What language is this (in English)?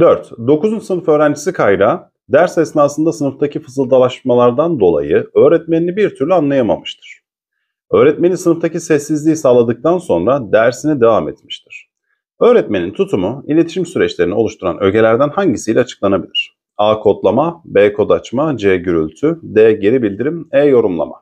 Turkish